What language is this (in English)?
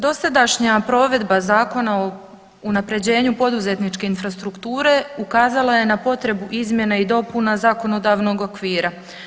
Croatian